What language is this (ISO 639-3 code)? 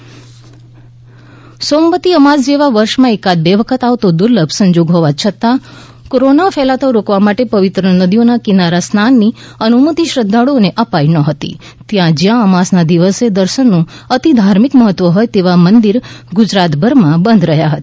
guj